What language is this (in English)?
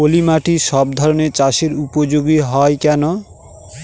Bangla